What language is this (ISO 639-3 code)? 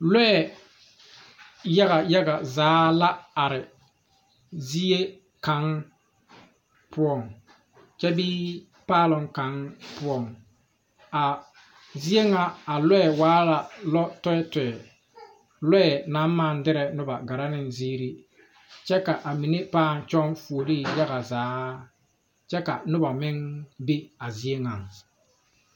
dga